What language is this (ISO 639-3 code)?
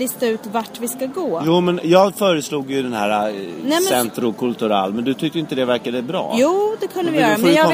swe